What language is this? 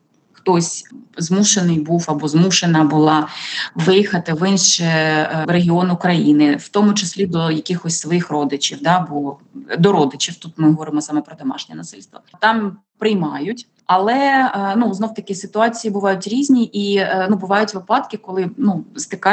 Ukrainian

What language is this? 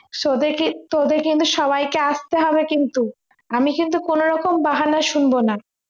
Bangla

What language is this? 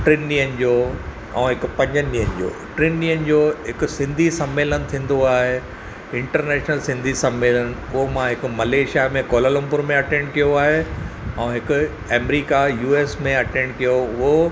Sindhi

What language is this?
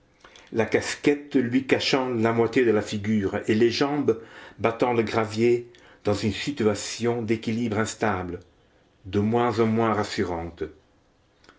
French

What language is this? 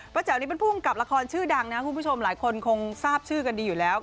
Thai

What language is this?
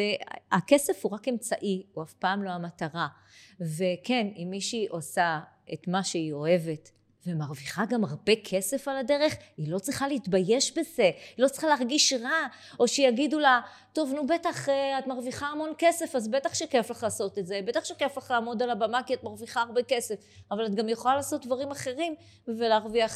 Hebrew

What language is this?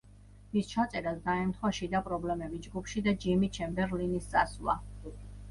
Georgian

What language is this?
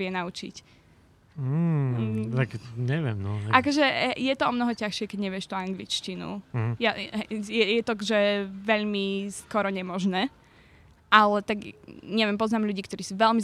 Slovak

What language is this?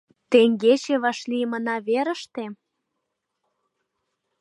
Mari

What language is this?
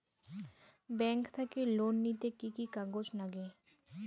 Bangla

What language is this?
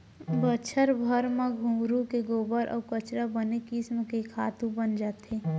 Chhattisgarhi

